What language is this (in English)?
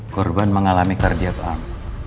Indonesian